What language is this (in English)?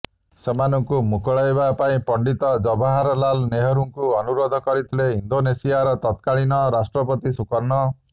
Odia